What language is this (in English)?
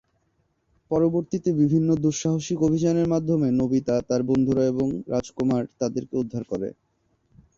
Bangla